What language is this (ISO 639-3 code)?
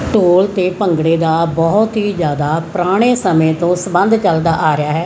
pan